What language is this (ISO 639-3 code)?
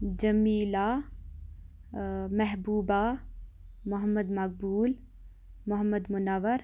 kas